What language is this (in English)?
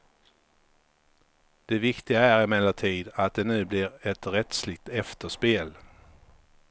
Swedish